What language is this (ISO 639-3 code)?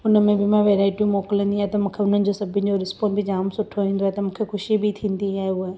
snd